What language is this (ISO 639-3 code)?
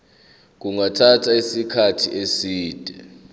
zul